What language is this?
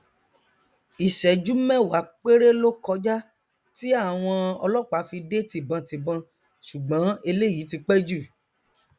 Yoruba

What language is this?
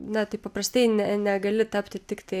Lithuanian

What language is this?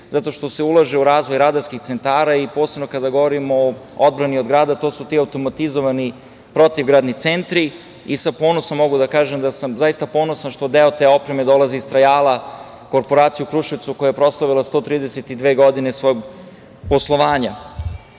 Serbian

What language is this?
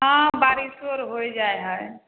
Maithili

